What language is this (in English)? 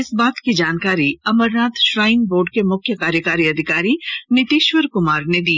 Hindi